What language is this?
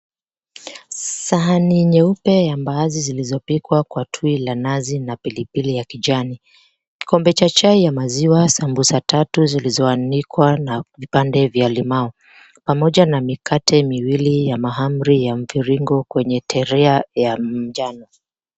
Swahili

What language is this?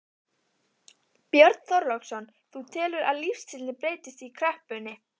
Icelandic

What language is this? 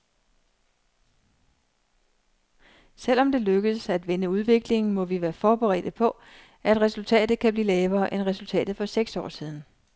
Danish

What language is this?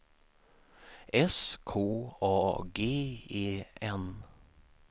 Swedish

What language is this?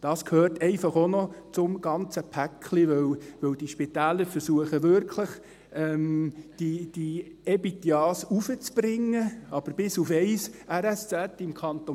Swiss German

